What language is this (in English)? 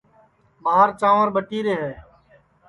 Sansi